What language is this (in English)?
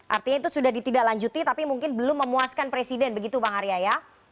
Indonesian